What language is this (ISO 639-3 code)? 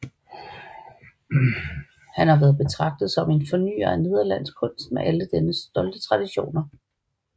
dan